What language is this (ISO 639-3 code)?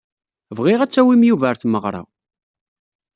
kab